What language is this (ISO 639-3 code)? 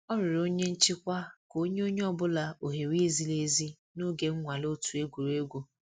ibo